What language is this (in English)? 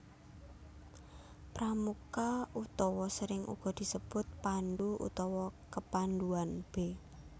Javanese